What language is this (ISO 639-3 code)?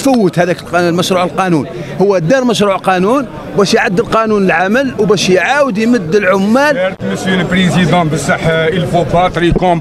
ara